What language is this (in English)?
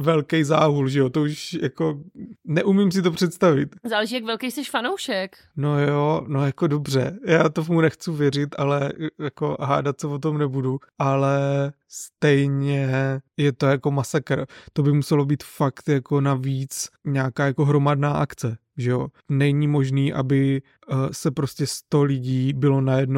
Czech